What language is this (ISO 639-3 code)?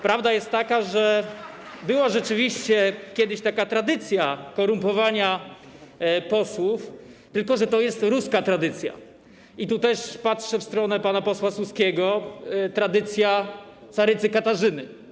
pol